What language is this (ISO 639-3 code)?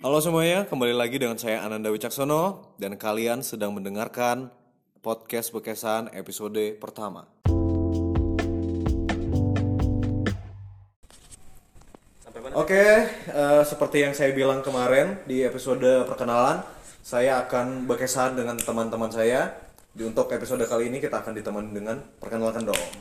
ind